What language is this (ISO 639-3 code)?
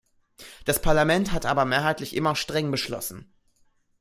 deu